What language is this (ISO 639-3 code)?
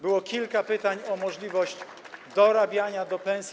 pol